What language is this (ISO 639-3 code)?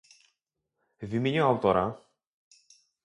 pol